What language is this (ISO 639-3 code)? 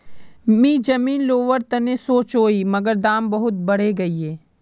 mag